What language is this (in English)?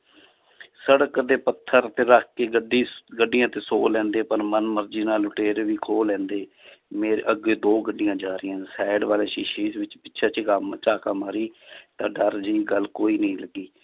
Punjabi